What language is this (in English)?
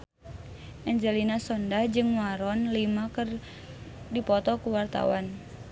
Sundanese